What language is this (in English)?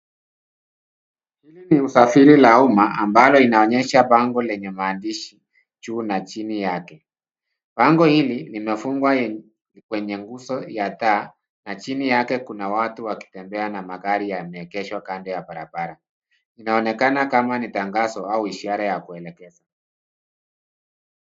Swahili